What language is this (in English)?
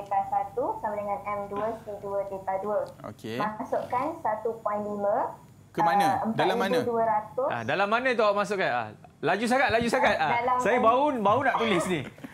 Malay